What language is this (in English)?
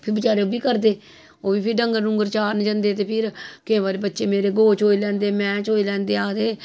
Dogri